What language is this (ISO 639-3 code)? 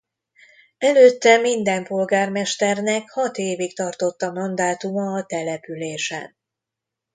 hun